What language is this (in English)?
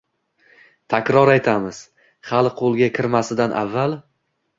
Uzbek